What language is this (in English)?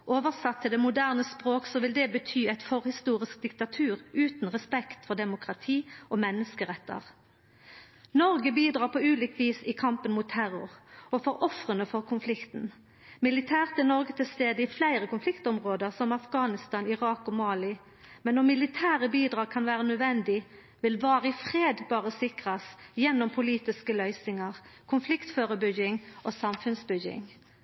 Norwegian Nynorsk